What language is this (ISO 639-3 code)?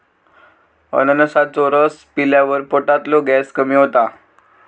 mar